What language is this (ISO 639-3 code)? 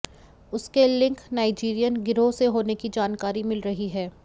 hin